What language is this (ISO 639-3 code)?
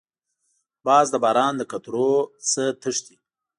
pus